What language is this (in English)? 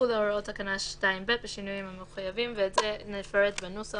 Hebrew